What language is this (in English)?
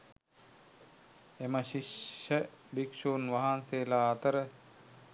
Sinhala